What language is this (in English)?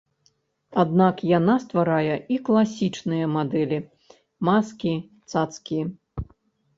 Belarusian